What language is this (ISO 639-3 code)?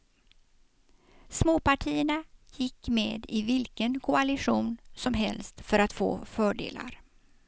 swe